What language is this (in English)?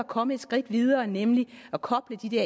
Danish